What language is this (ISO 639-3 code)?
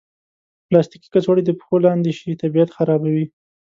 pus